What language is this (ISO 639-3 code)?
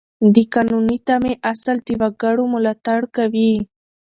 pus